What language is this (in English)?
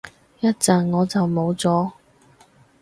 Cantonese